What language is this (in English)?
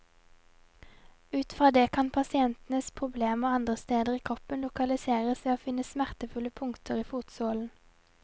Norwegian